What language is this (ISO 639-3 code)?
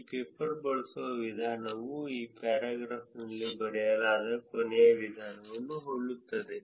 kan